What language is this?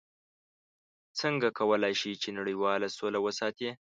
Pashto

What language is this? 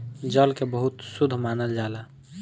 Bhojpuri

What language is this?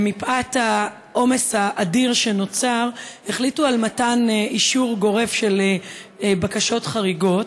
Hebrew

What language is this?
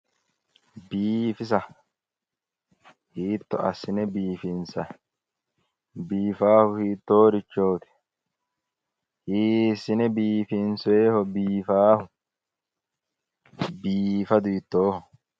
Sidamo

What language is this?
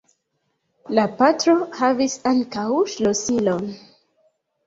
Esperanto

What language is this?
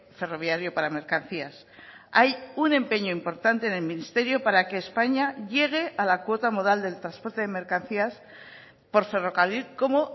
Spanish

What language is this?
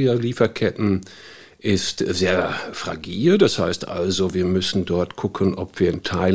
German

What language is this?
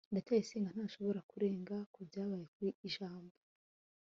Kinyarwanda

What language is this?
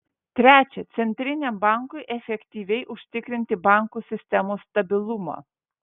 Lithuanian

